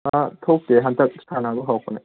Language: Manipuri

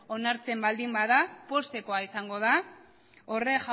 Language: Basque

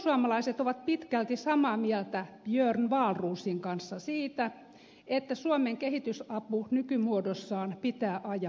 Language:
Finnish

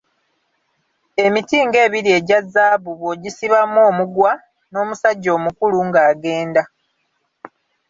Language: Ganda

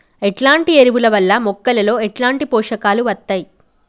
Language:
Telugu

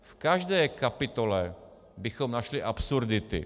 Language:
Czech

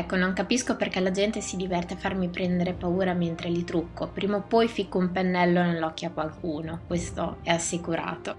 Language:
Italian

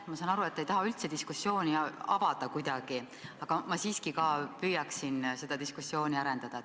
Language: Estonian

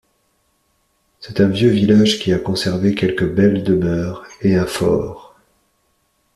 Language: French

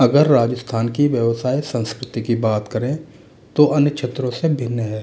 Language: Hindi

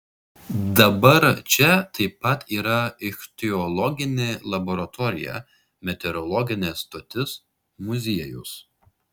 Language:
Lithuanian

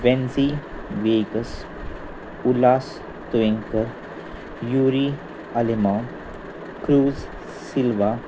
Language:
Konkani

